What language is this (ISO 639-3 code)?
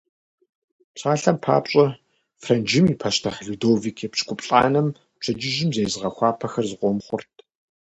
kbd